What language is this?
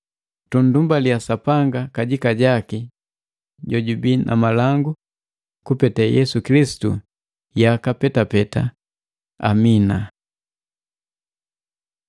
Matengo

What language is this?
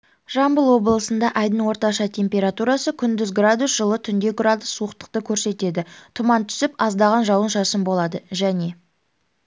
Kazakh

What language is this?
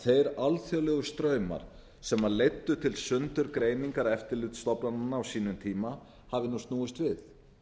Icelandic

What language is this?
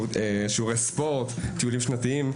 Hebrew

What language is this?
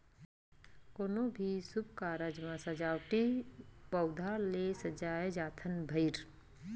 Chhattisgarhi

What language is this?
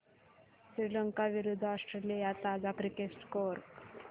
Marathi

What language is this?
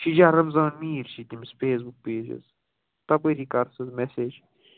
Kashmiri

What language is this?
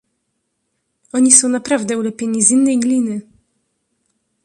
Polish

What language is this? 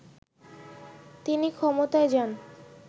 Bangla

